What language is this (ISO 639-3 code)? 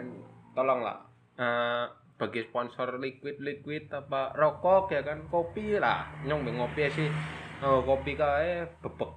ind